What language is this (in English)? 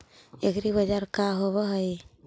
Magahi